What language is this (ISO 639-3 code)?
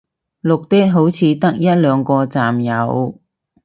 yue